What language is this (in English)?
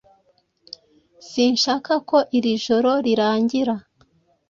Kinyarwanda